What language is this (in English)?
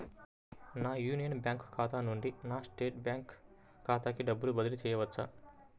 Telugu